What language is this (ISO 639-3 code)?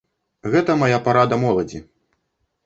bel